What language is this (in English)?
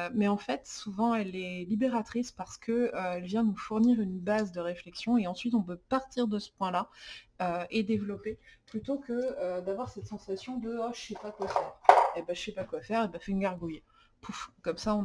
French